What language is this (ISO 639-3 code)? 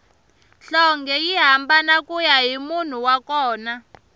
tso